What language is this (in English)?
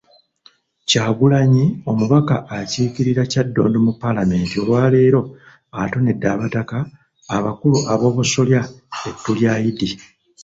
Ganda